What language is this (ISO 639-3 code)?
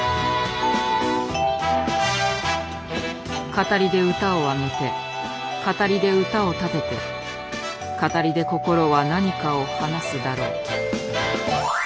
jpn